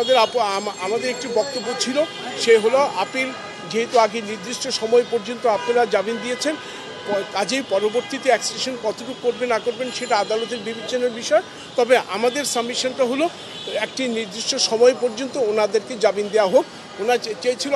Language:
Turkish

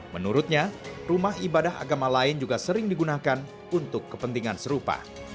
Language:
Indonesian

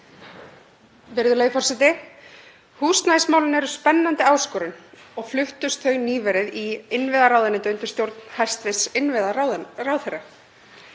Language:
Icelandic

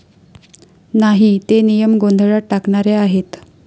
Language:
Marathi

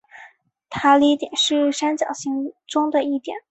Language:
Chinese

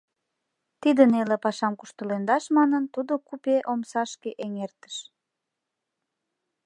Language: Mari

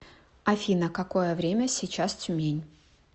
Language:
Russian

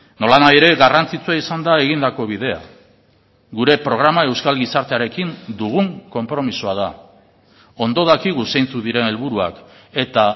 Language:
Basque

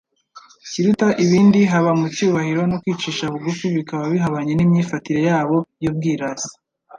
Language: Kinyarwanda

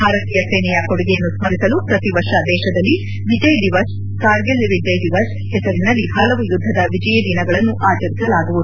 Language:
Kannada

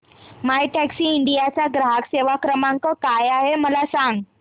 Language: Marathi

